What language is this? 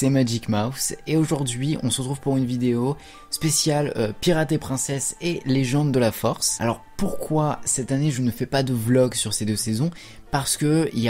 French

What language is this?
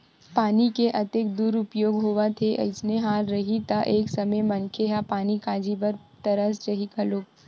Chhattisgarhi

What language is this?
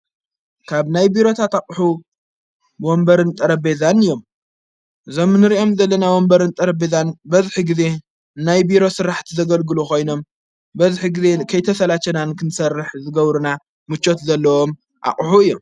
Tigrinya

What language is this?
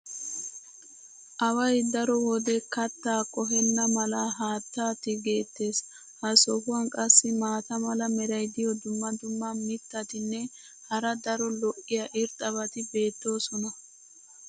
Wolaytta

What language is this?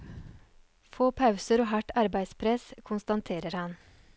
Norwegian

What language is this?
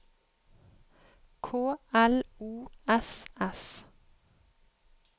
Norwegian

